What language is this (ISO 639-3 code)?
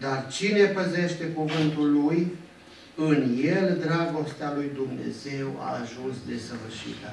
ron